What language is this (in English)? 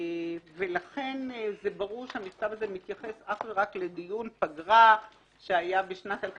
Hebrew